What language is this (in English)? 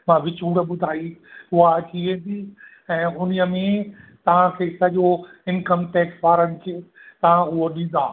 Sindhi